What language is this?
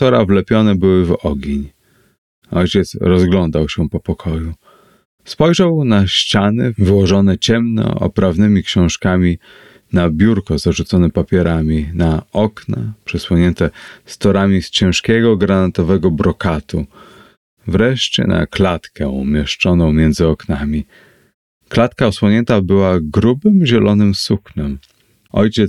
Polish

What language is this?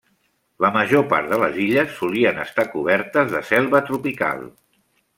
Catalan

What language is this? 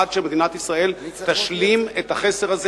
Hebrew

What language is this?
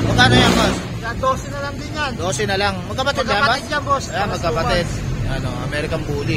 Filipino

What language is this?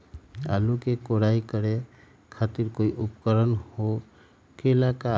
Magahi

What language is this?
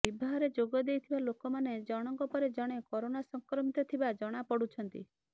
Odia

